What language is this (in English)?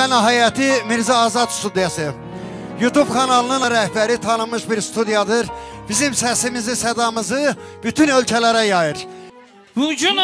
Turkish